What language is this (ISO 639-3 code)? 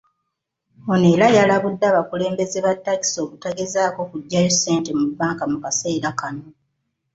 lug